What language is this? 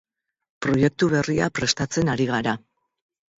Basque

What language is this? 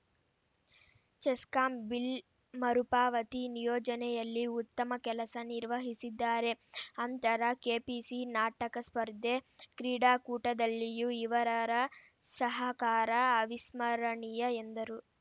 Kannada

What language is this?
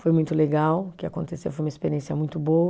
Portuguese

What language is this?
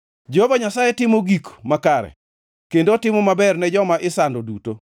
Luo (Kenya and Tanzania)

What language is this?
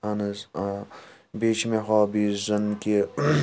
Kashmiri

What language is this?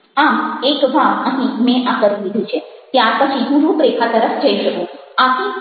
Gujarati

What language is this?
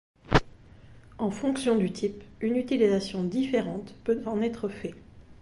French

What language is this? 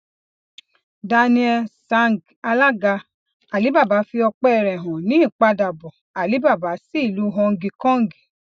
Yoruba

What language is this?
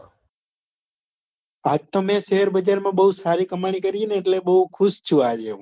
Gujarati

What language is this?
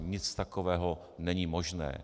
Czech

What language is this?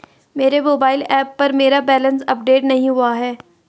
Hindi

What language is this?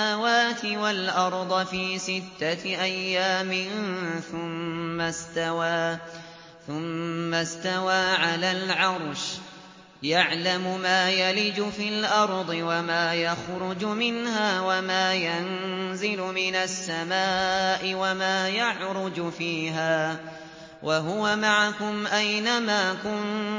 Arabic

